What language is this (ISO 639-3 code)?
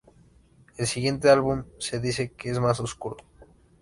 spa